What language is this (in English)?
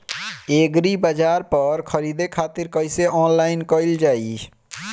Bhojpuri